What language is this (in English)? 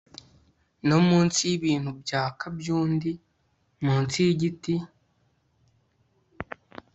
Kinyarwanda